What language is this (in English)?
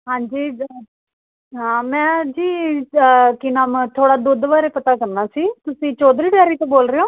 Punjabi